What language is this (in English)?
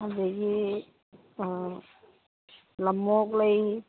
Manipuri